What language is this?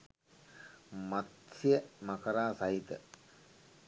Sinhala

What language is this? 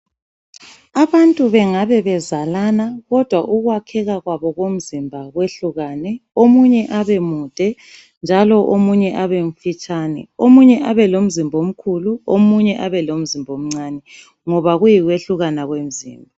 North Ndebele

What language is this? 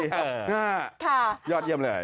Thai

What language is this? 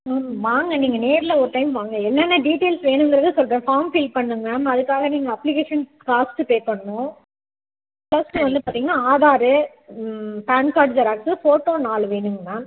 Tamil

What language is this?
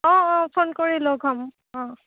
Assamese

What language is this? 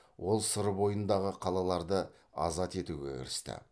Kazakh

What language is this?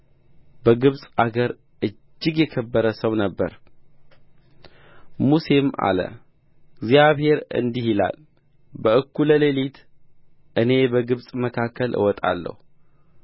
Amharic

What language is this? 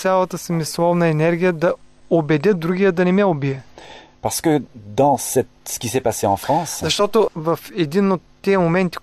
Bulgarian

